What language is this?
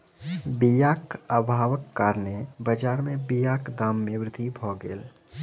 Maithili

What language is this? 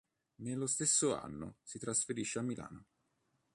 Italian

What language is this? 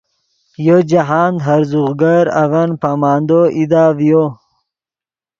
Yidgha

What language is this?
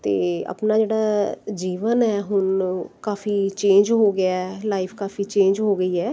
Punjabi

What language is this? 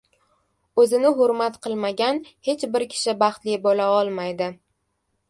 Uzbek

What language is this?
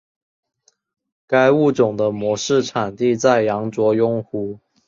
Chinese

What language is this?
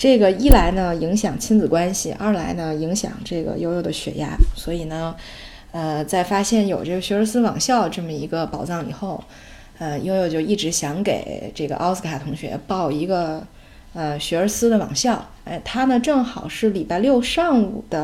Chinese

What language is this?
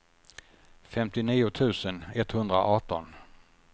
Swedish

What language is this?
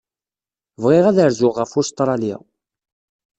Kabyle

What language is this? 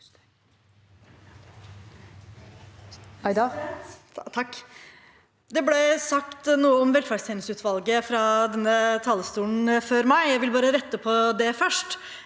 Norwegian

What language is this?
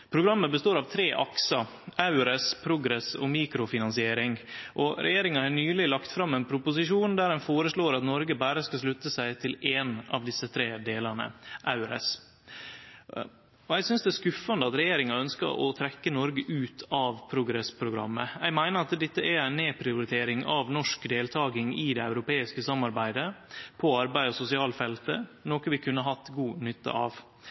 Norwegian Nynorsk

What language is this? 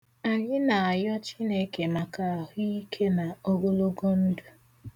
Igbo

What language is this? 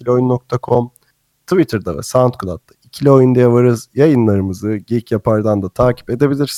Turkish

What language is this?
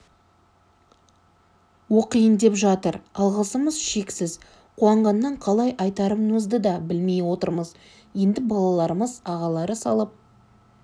Kazakh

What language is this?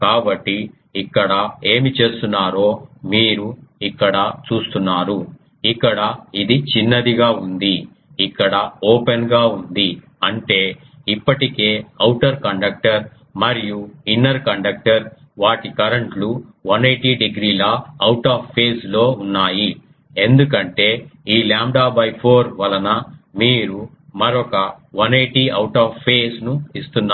Telugu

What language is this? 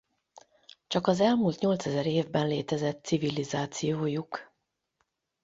Hungarian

